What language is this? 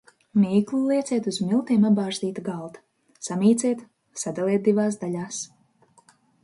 Latvian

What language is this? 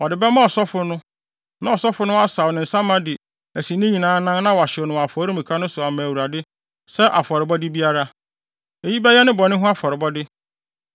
Akan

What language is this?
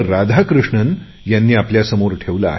Marathi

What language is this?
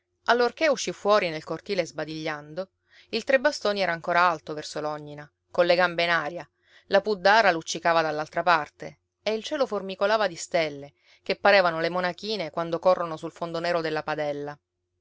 Italian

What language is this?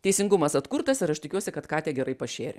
Lithuanian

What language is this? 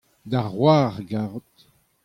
Breton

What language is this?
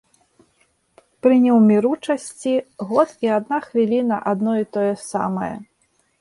Belarusian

